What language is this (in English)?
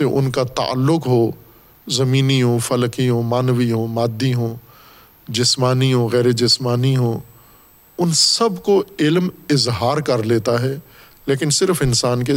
Urdu